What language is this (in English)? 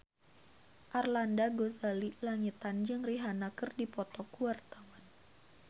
Sundanese